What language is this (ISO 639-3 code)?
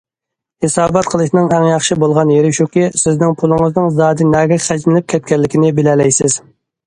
uig